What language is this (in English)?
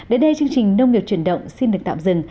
Vietnamese